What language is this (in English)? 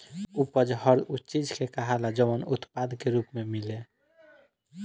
Bhojpuri